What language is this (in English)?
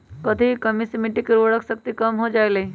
Magahi